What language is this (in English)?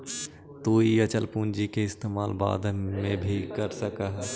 Magahi